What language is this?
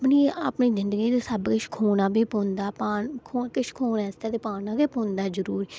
Dogri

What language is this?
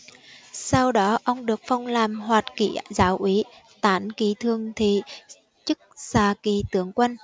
Vietnamese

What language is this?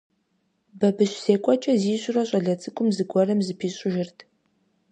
Kabardian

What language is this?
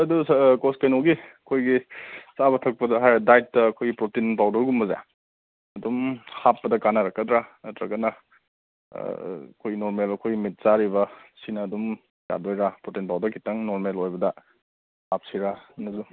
Manipuri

